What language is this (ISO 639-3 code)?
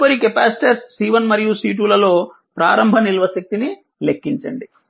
tel